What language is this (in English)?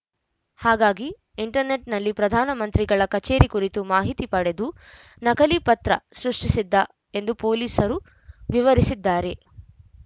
Kannada